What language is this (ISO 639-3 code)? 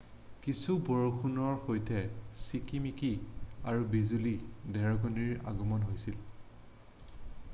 asm